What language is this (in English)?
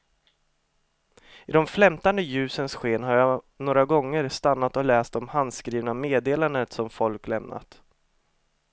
Swedish